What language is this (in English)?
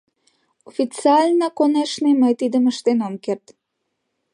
Mari